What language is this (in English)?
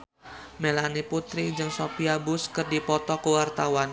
Sundanese